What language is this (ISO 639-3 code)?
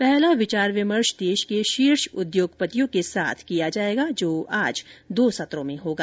hin